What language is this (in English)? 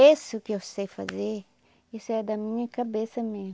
Portuguese